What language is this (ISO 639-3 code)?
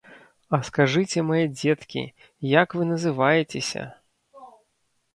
bel